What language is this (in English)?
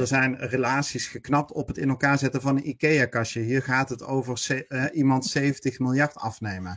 Dutch